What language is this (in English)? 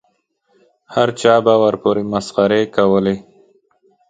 Pashto